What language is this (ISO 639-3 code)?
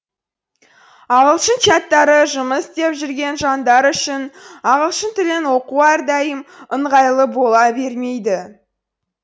kaz